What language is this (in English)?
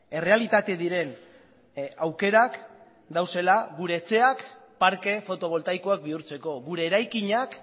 Basque